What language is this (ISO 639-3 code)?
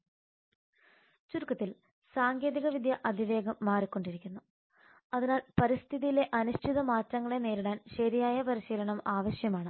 mal